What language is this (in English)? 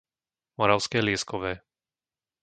Slovak